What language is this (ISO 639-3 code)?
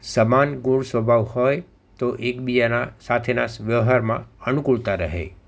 guj